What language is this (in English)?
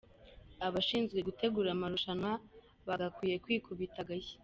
Kinyarwanda